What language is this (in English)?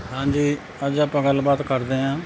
Punjabi